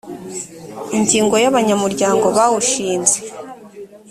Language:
Kinyarwanda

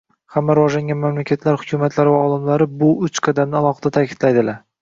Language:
Uzbek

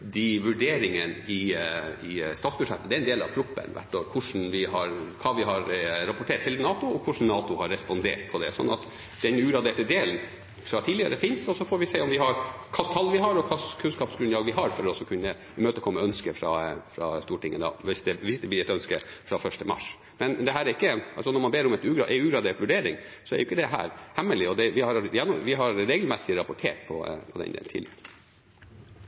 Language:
Norwegian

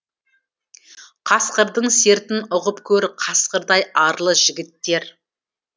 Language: Kazakh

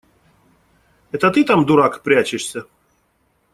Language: Russian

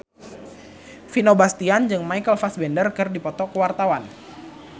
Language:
Sundanese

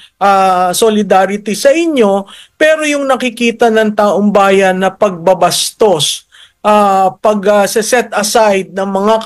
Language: Filipino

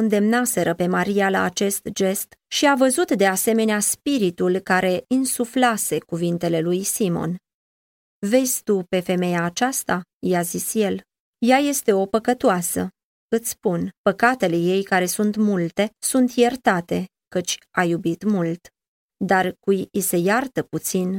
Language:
Romanian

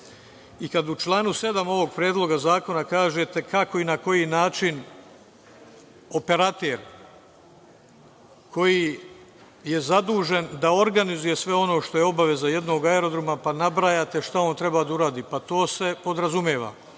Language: Serbian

